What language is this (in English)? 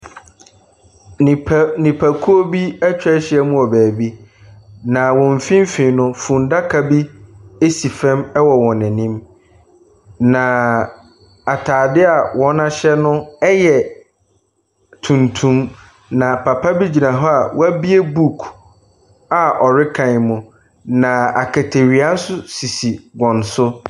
Akan